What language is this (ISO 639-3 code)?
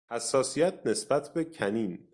fas